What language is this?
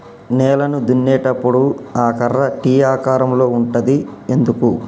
Telugu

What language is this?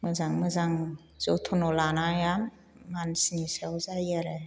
Bodo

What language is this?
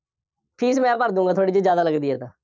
Punjabi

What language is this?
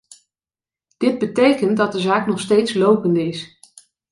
Dutch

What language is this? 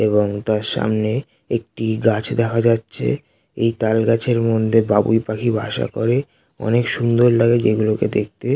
Bangla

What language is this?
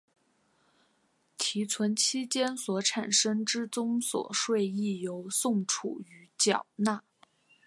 Chinese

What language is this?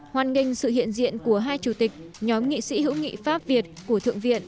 Vietnamese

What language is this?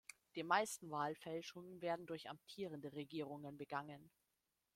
German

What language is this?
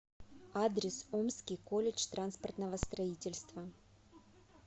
Russian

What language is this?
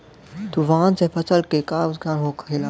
Bhojpuri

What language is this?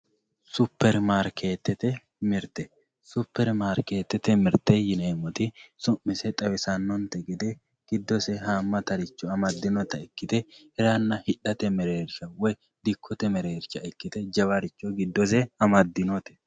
Sidamo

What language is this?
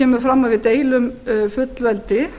Icelandic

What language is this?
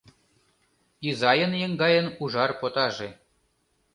Mari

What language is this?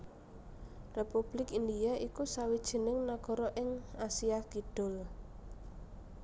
Javanese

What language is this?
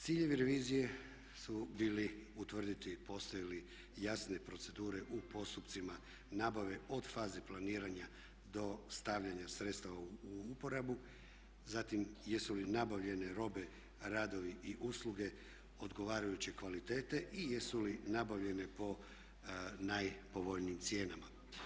Croatian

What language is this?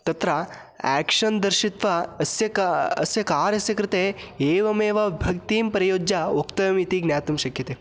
Sanskrit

